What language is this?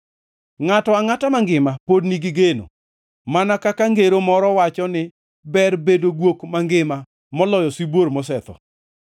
Luo (Kenya and Tanzania)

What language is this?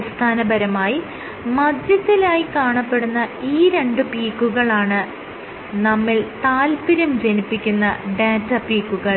Malayalam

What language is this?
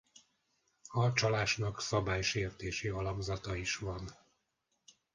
Hungarian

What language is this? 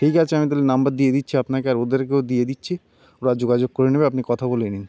Bangla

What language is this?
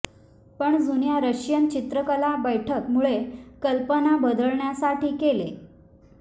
Marathi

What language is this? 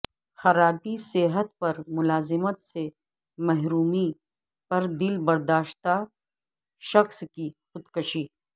Urdu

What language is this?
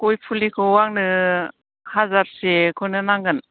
Bodo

